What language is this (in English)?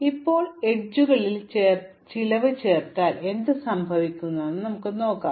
Malayalam